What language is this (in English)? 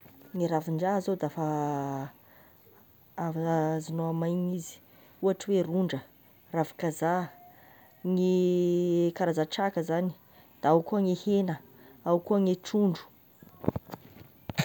Tesaka Malagasy